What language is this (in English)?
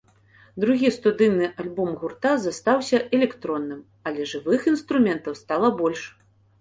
Belarusian